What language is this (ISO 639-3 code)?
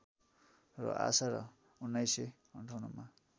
nep